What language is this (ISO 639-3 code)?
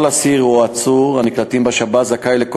heb